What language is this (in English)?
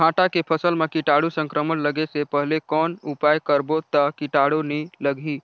Chhattisgarhi